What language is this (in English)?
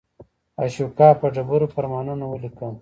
Pashto